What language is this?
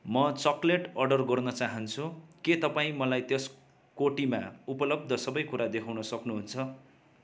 Nepali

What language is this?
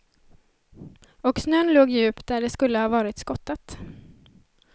Swedish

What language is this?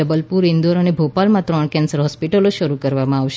Gujarati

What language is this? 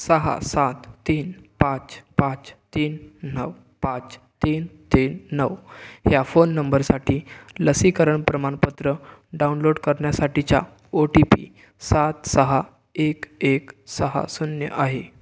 Marathi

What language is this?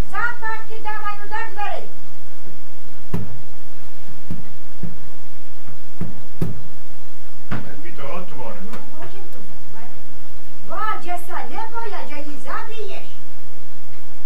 Slovak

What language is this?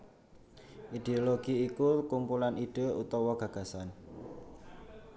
Javanese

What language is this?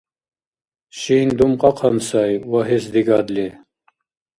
Dargwa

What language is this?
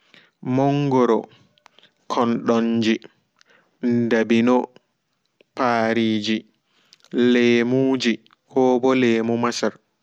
Fula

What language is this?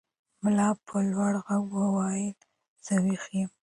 Pashto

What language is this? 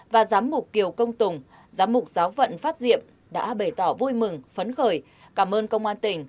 Vietnamese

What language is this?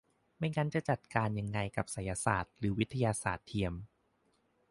Thai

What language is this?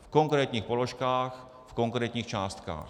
Czech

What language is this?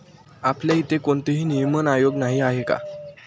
Marathi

